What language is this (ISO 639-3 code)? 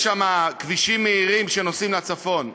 heb